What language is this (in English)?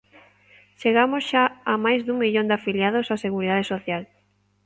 Galician